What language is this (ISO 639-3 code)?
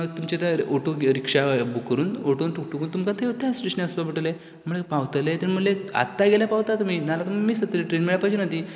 kok